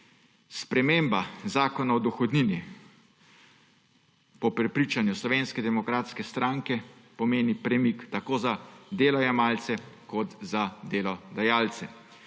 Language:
Slovenian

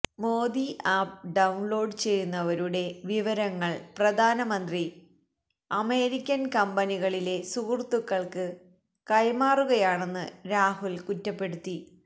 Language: Malayalam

